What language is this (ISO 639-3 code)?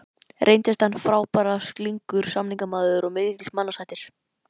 isl